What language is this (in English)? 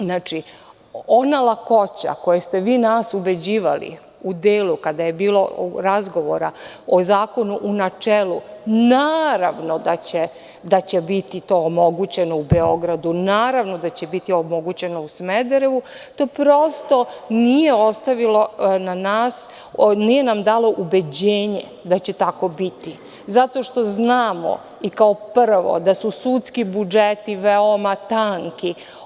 Serbian